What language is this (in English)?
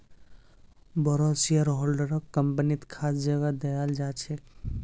Magahi